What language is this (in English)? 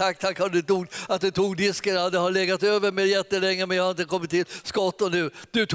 Swedish